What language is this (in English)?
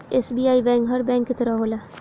Bhojpuri